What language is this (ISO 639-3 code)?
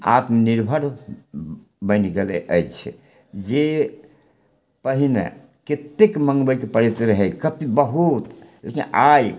mai